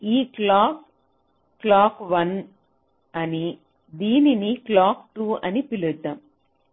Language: Telugu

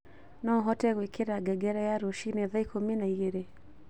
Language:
Kikuyu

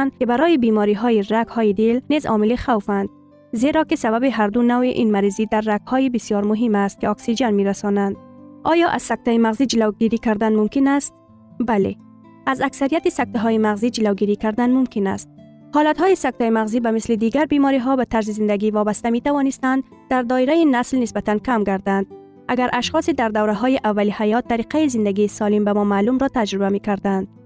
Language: Persian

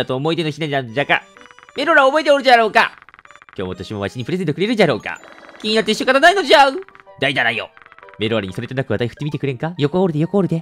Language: Japanese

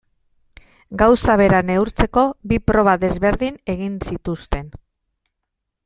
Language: Basque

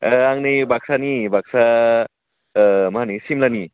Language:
Bodo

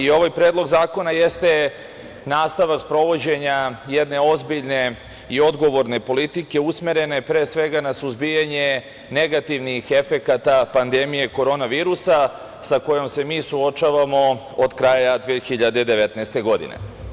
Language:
Serbian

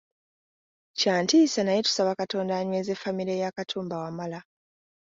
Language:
Ganda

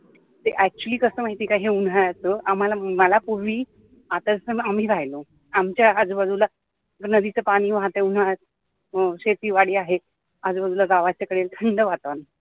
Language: Marathi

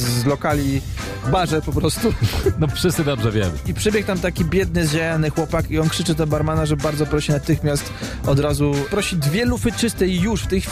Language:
Polish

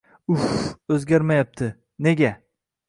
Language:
Uzbek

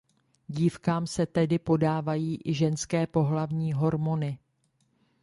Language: Czech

